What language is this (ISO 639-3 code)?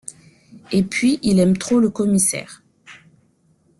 fra